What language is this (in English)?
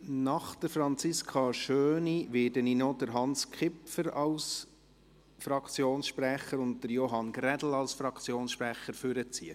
Swiss German